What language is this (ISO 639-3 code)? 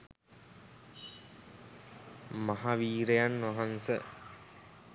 sin